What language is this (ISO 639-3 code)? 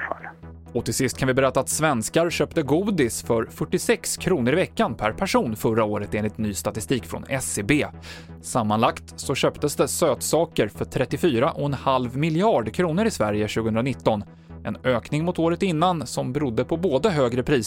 swe